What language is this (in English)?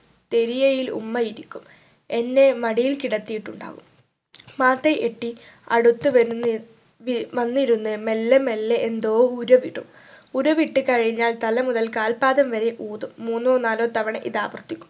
Malayalam